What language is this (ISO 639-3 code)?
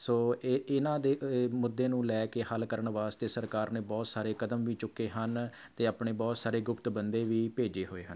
pan